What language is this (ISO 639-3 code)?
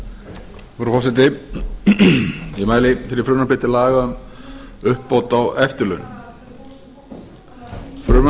isl